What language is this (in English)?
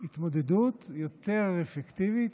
Hebrew